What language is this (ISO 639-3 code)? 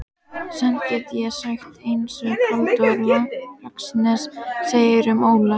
isl